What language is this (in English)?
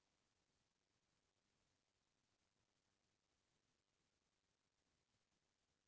Chhattisgarhi